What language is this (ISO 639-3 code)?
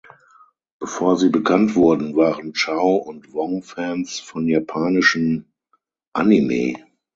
deu